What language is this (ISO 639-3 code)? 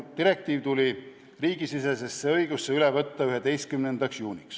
est